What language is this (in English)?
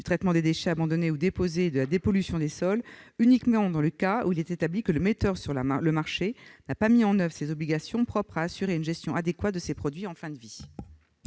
French